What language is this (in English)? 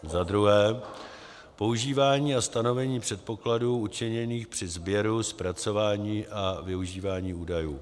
Czech